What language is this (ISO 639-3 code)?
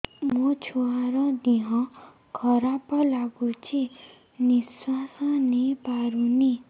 ori